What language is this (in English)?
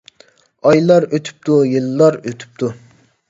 Uyghur